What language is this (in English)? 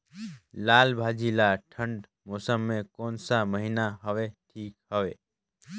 Chhattisgarhi